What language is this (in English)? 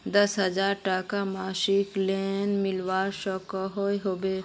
Magahi